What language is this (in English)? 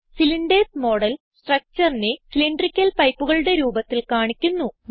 Malayalam